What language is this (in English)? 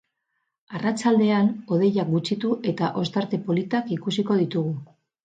Basque